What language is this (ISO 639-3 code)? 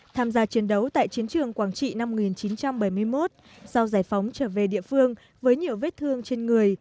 vie